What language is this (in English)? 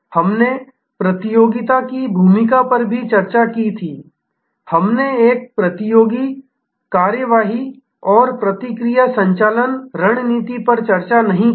Hindi